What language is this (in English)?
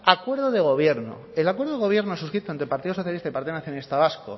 Spanish